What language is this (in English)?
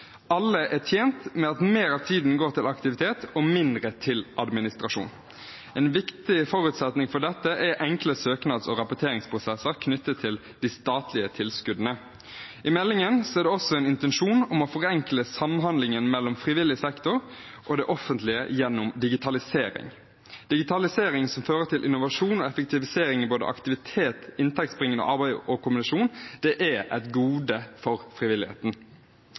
Norwegian Bokmål